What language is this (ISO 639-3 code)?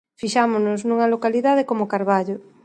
glg